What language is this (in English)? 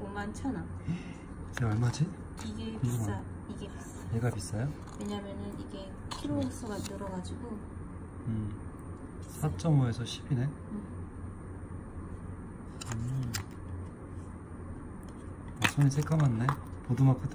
Korean